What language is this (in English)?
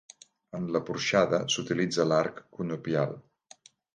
Catalan